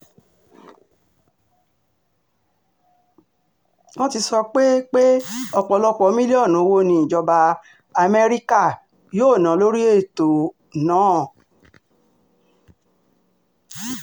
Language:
Yoruba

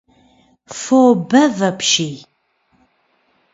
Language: Kabardian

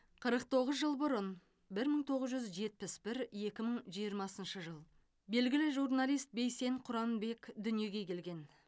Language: Kazakh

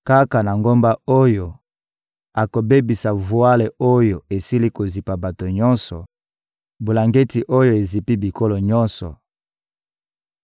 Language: Lingala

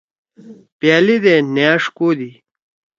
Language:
Torwali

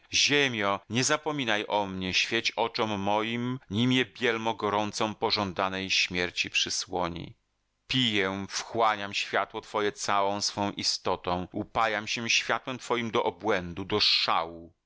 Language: Polish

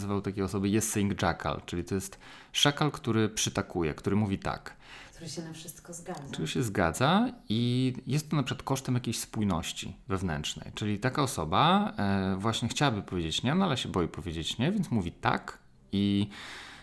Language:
Polish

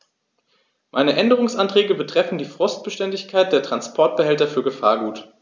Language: German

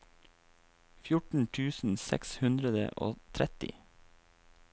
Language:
Norwegian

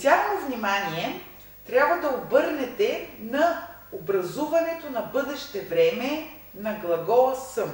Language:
Russian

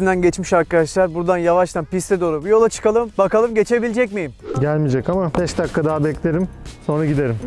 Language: Turkish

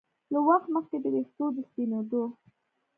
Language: Pashto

